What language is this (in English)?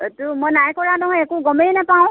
Assamese